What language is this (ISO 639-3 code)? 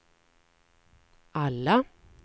swe